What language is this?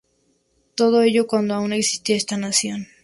Spanish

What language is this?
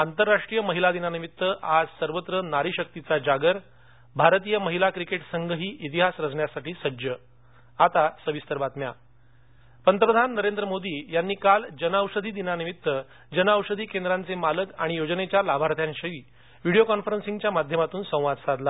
Marathi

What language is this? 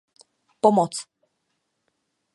Czech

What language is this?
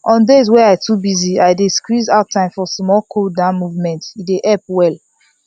Nigerian Pidgin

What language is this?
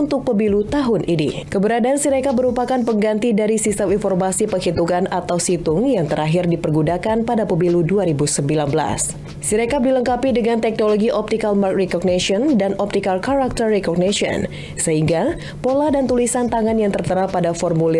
Indonesian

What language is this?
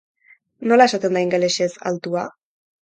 Basque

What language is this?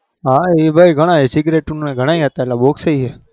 Gujarati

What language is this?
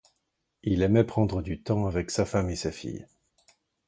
French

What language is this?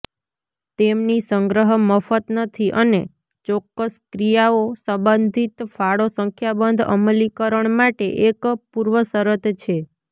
Gujarati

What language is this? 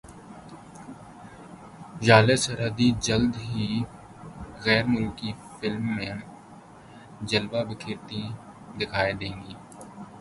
Urdu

